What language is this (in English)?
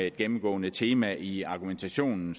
Danish